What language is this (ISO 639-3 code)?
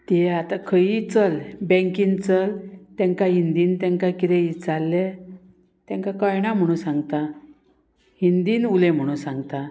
kok